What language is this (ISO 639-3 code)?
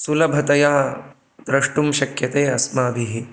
san